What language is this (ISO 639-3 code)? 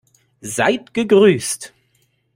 deu